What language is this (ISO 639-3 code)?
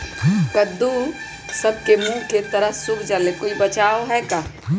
mag